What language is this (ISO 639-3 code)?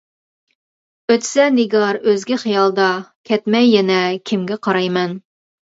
uig